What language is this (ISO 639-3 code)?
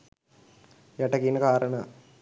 sin